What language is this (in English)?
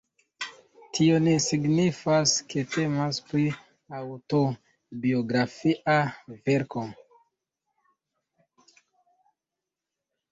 Esperanto